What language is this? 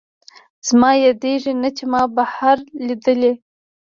Pashto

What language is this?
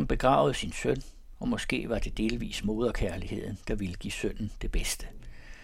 Danish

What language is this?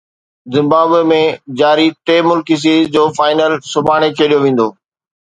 Sindhi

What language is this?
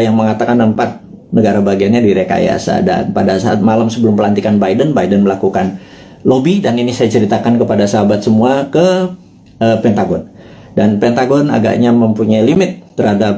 Indonesian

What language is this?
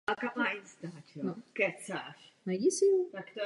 Czech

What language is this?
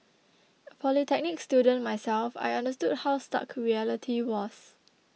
English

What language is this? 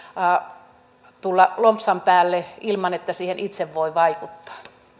Finnish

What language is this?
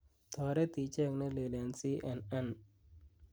Kalenjin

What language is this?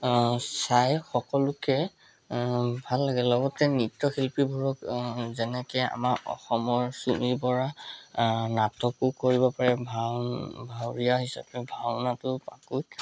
Assamese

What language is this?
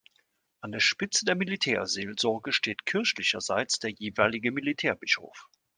German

